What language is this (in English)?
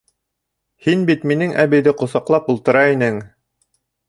Bashkir